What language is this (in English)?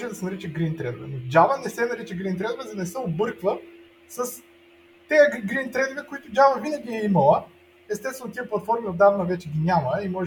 Bulgarian